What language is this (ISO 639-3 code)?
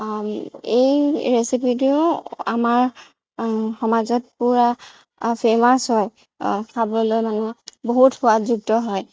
asm